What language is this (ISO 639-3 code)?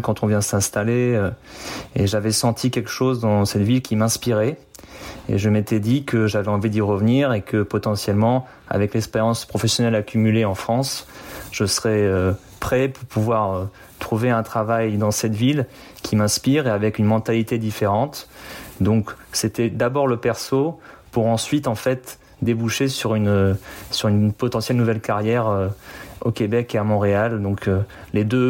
fra